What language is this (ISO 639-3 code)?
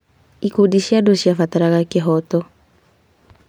kik